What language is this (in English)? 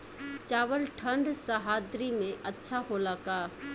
Bhojpuri